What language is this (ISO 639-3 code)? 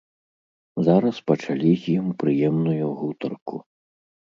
bel